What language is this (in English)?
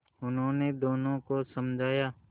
Hindi